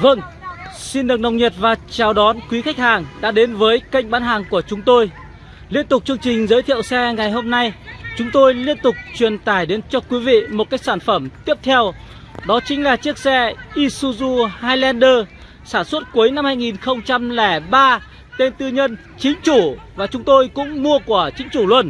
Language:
Vietnamese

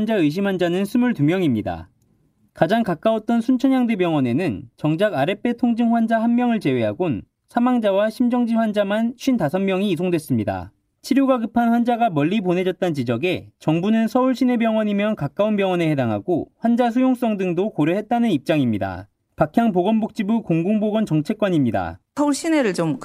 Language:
Korean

